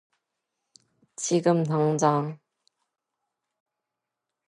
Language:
Korean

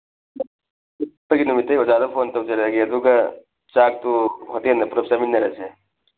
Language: Manipuri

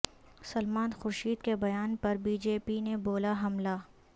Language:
Urdu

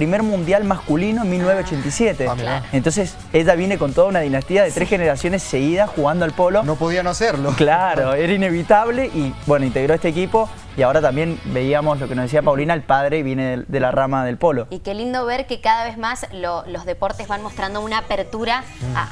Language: Spanish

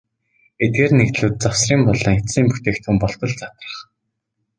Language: Mongolian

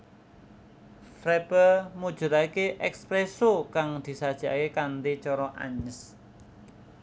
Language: Javanese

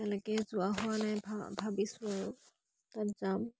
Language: Assamese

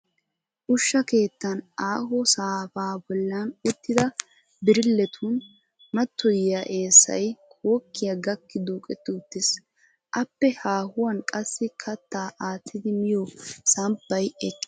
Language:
Wolaytta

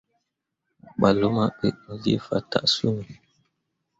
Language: Mundang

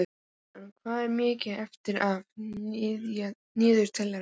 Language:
Icelandic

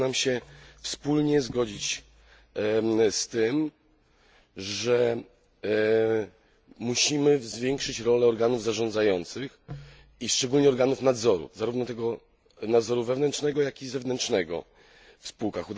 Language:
Polish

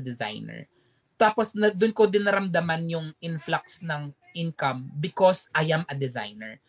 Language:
Filipino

